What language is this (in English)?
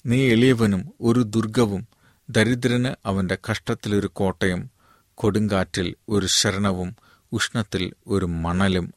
Malayalam